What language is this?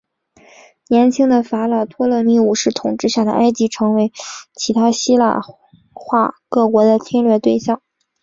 Chinese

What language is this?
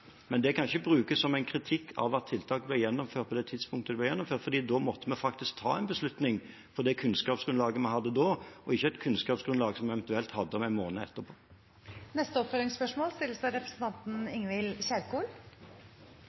Norwegian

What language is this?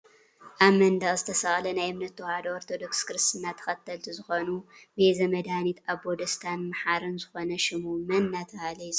Tigrinya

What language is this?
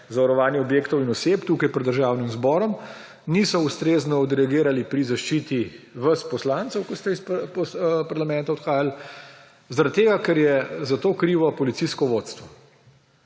Slovenian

